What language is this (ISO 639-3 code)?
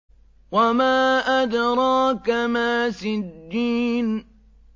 ara